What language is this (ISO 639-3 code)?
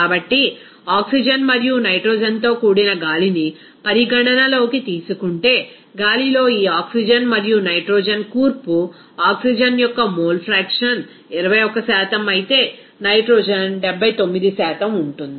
tel